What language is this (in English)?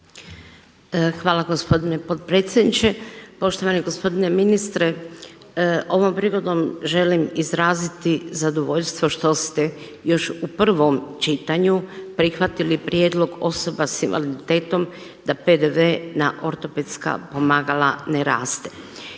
Croatian